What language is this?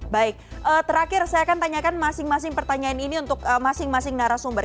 Indonesian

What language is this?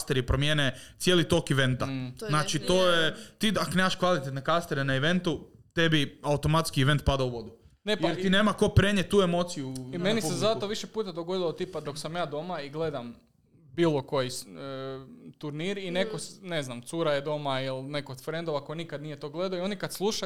Croatian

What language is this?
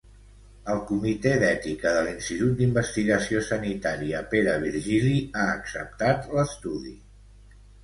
Catalan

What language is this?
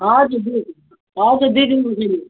Nepali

